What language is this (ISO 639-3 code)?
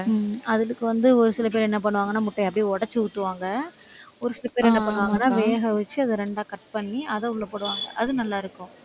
tam